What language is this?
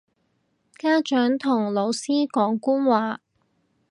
Cantonese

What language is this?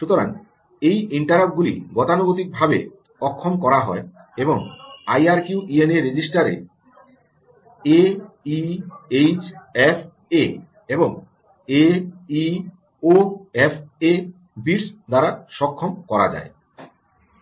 Bangla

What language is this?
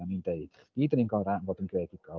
Welsh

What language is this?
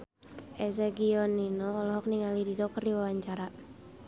Sundanese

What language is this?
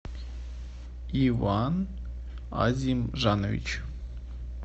Russian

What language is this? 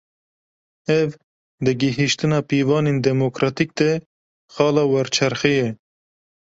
Kurdish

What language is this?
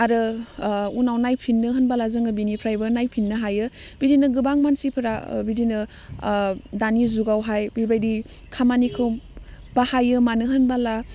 Bodo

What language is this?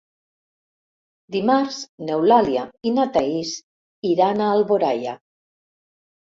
Catalan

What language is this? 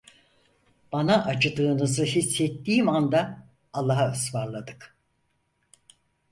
Turkish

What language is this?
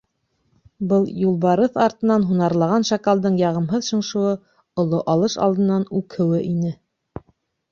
Bashkir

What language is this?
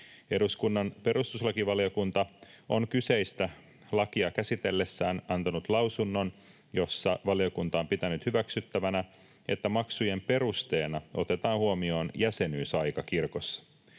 Finnish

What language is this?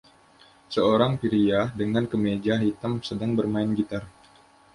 Indonesian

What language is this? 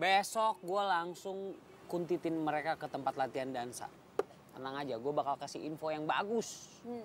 Indonesian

